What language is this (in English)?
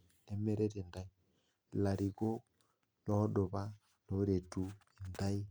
Masai